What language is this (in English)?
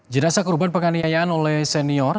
Indonesian